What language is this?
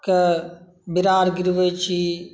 Maithili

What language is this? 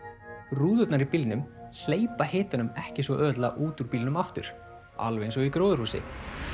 Icelandic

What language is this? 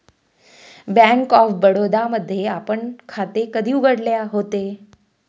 Marathi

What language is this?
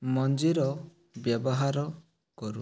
Odia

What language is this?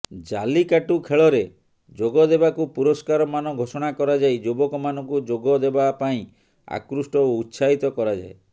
Odia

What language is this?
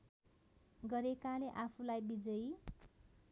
Nepali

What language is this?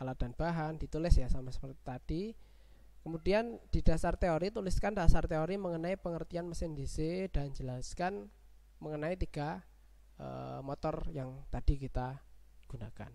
Indonesian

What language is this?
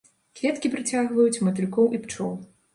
Belarusian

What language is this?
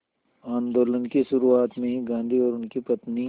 Hindi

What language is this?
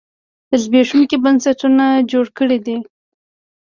Pashto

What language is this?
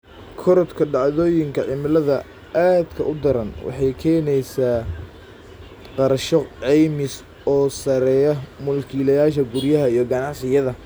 Somali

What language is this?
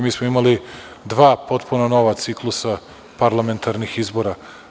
Serbian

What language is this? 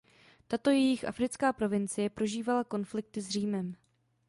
Czech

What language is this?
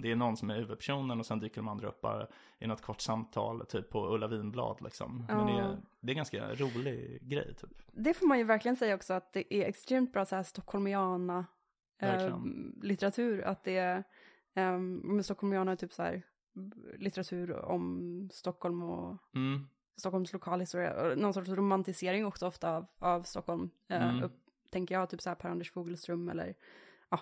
Swedish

